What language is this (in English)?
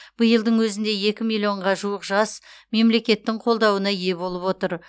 Kazakh